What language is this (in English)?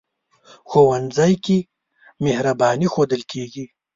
Pashto